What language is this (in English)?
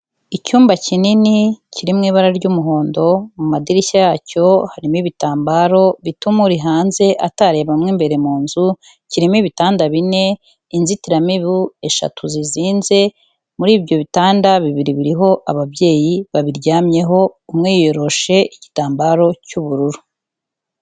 Kinyarwanda